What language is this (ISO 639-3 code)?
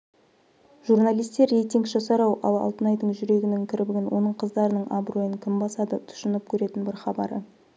kaz